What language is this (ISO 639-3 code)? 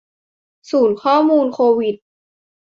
tha